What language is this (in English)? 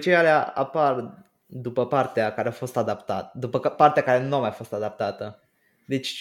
Romanian